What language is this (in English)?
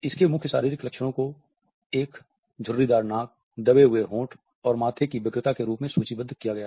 Hindi